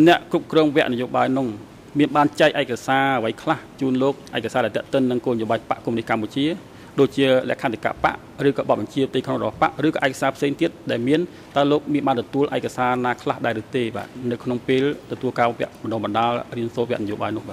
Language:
Thai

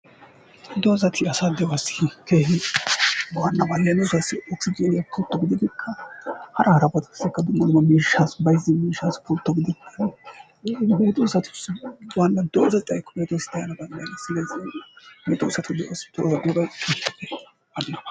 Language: Wolaytta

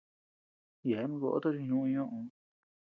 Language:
Tepeuxila Cuicatec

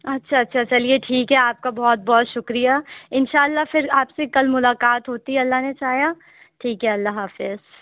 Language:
Urdu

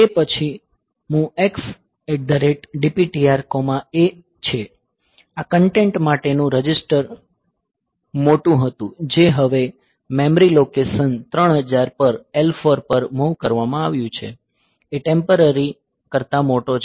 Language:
Gujarati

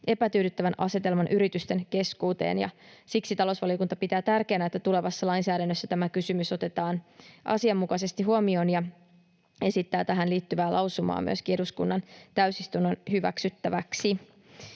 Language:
Finnish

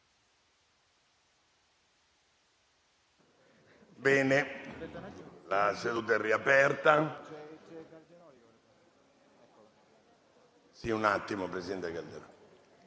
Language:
Italian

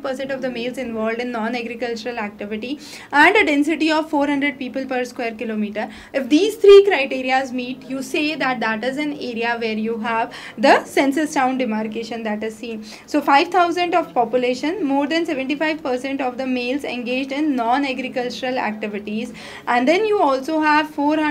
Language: English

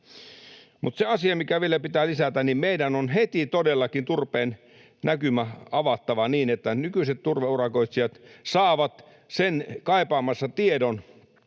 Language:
Finnish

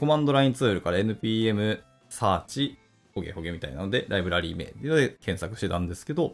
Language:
Japanese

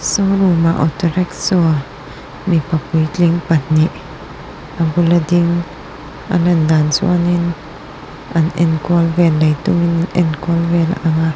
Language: Mizo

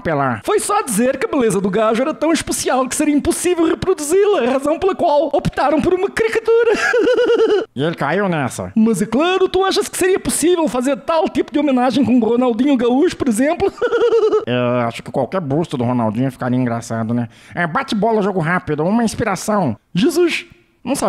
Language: Portuguese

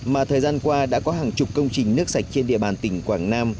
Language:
Vietnamese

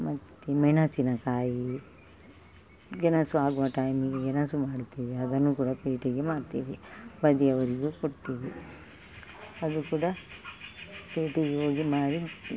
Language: Kannada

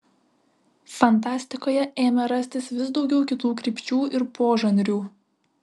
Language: Lithuanian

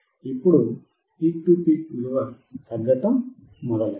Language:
Telugu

